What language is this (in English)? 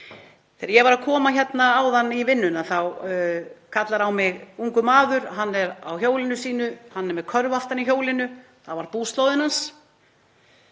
Icelandic